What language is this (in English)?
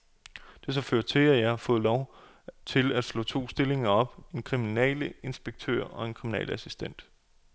Danish